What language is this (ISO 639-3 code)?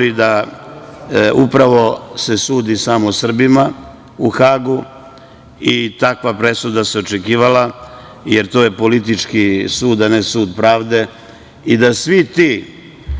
srp